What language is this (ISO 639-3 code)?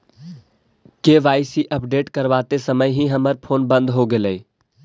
mag